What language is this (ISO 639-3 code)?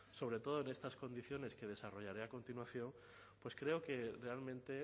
spa